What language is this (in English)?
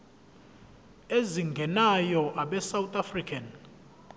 Zulu